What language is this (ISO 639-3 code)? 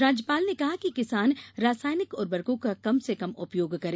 hin